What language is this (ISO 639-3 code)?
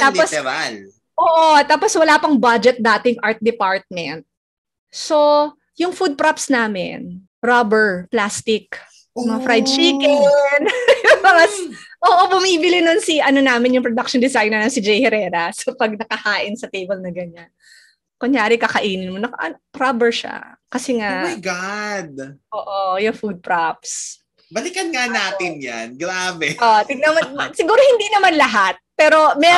fil